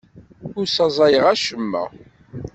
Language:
Kabyle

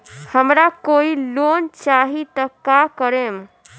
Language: Bhojpuri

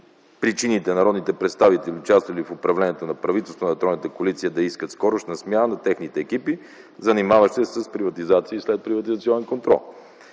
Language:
Bulgarian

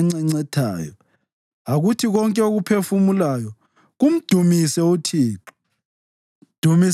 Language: North Ndebele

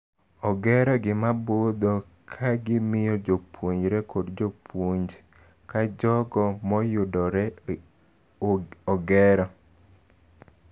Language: Luo (Kenya and Tanzania)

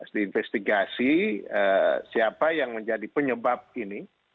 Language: Indonesian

